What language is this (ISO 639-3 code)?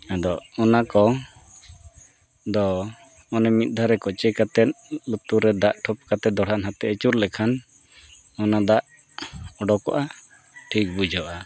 sat